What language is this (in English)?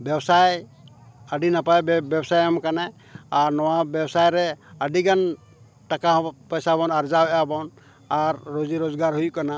Santali